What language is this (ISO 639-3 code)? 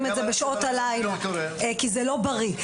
heb